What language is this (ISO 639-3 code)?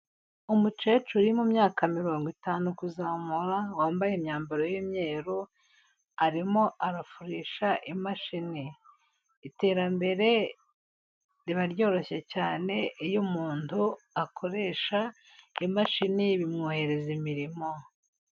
kin